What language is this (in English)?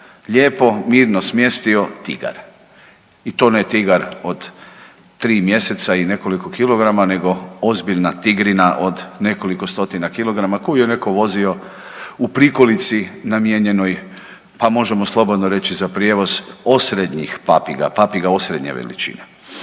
Croatian